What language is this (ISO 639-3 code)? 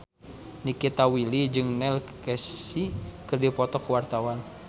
sun